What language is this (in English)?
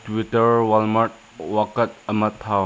Manipuri